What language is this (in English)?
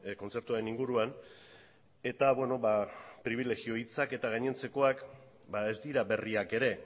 Basque